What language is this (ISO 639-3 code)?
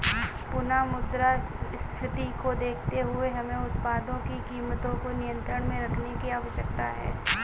hin